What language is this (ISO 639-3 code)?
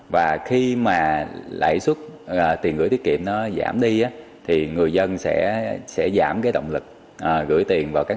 vie